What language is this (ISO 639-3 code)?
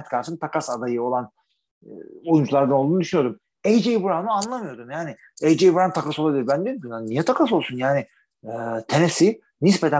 tur